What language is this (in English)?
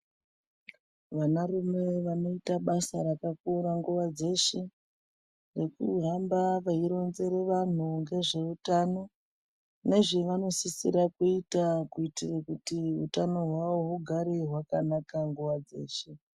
Ndau